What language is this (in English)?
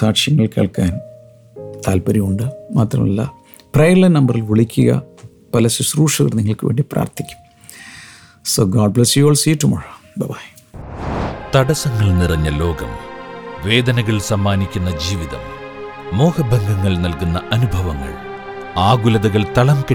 Malayalam